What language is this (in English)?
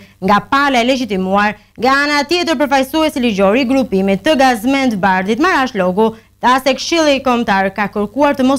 Romanian